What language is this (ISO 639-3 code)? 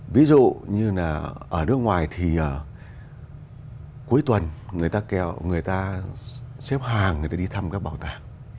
vie